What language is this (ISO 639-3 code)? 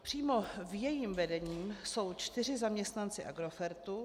ces